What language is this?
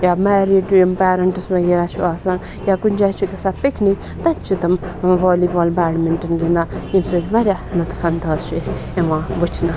Kashmiri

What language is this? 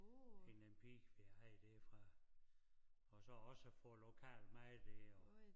Danish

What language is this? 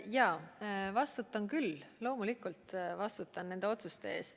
Estonian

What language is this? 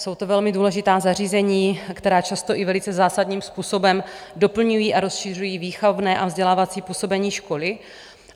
Czech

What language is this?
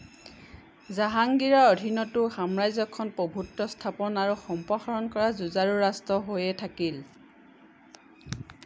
Assamese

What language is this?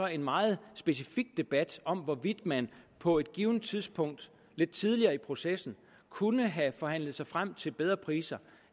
Danish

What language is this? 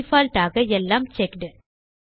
Tamil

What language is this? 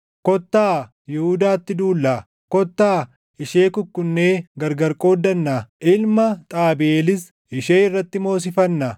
Oromo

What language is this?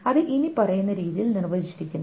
Malayalam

